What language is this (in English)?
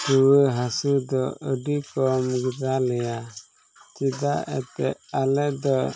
Santali